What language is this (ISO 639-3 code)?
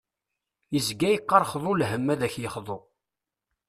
kab